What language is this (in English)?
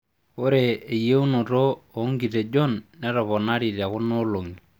Masai